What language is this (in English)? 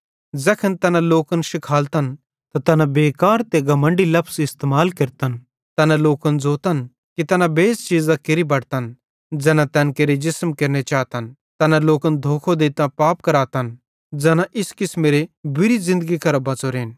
Bhadrawahi